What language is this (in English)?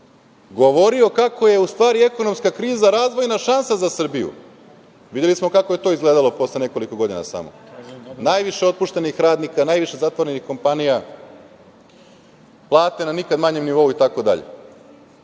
Serbian